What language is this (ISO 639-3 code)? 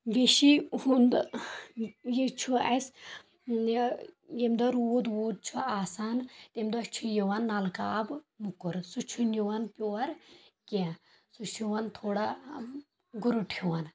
kas